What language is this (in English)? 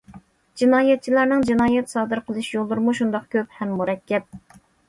Uyghur